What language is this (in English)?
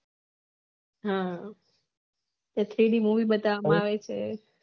Gujarati